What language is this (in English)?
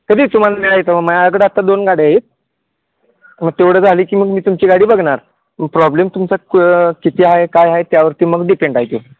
Marathi